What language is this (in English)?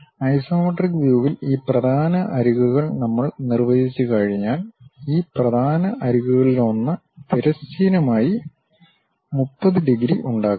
Malayalam